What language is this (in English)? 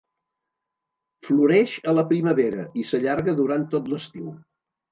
Catalan